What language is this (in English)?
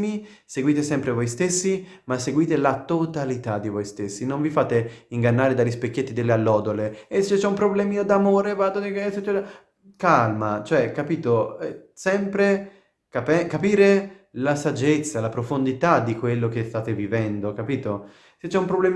Italian